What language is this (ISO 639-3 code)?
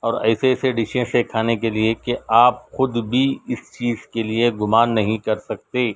urd